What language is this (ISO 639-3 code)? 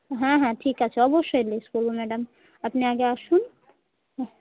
ben